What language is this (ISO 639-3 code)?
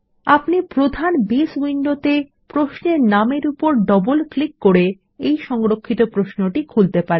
ben